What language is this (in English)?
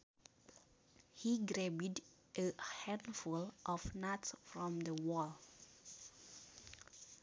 Sundanese